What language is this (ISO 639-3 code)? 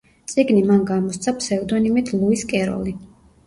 kat